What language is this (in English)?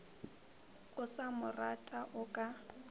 Northern Sotho